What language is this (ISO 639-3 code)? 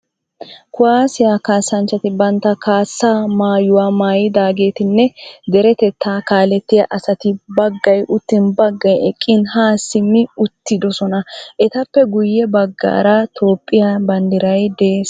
wal